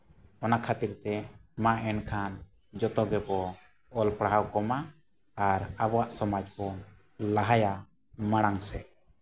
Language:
Santali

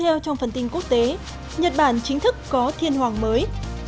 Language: Vietnamese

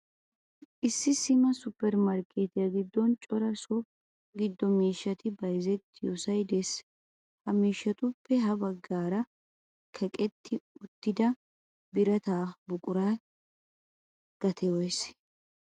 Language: Wolaytta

